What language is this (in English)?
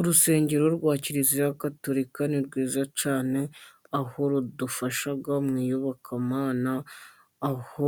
Kinyarwanda